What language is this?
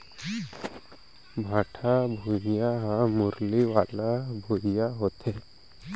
Chhattisgarhi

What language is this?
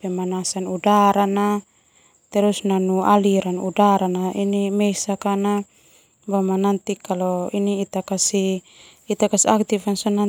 Termanu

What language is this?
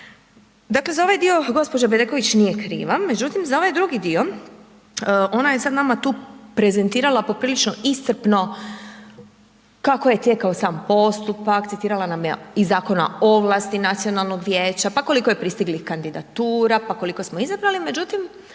Croatian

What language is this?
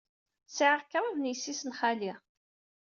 Kabyle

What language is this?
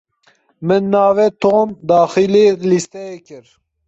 Kurdish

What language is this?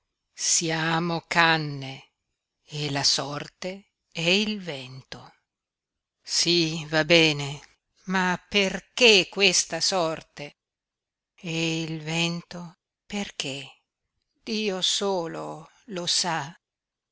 Italian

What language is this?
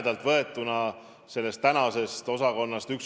Estonian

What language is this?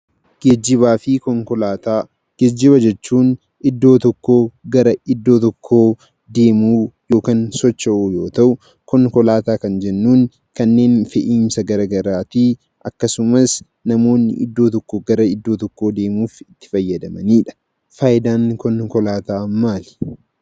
Oromo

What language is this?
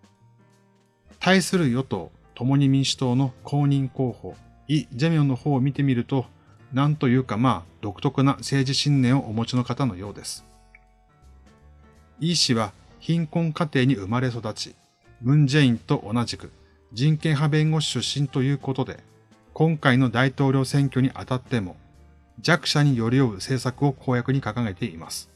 Japanese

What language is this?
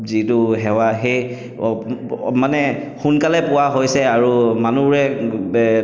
Assamese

